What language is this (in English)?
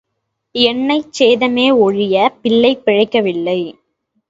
Tamil